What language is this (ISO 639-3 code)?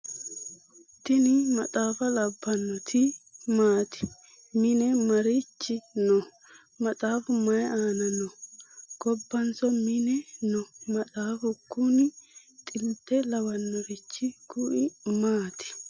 sid